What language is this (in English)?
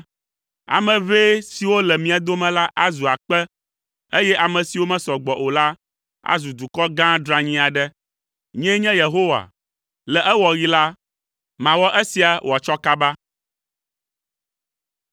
Ewe